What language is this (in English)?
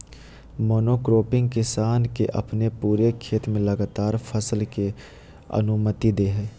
Magahi